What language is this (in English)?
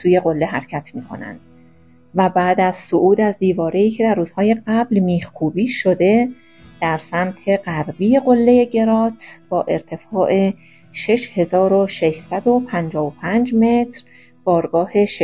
Persian